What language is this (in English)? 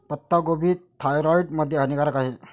Marathi